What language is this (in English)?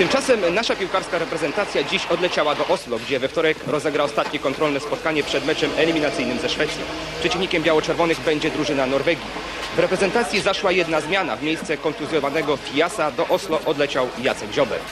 Polish